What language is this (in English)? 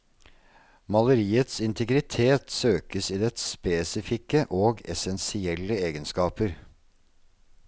Norwegian